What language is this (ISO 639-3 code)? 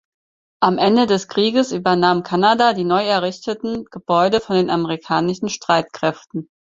deu